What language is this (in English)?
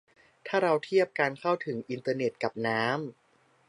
Thai